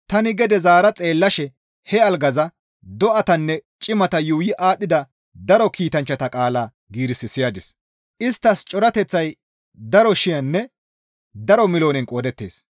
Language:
Gamo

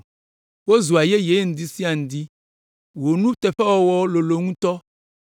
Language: Ewe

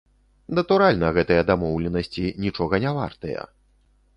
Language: Belarusian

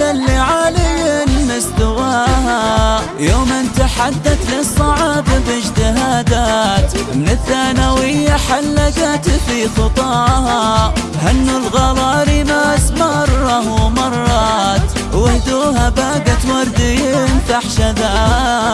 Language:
Arabic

